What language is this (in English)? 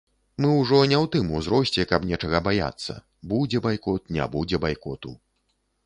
Belarusian